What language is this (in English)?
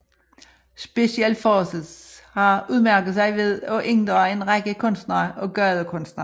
Danish